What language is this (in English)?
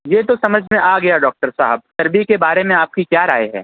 Urdu